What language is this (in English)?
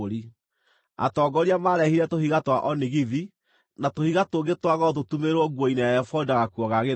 Kikuyu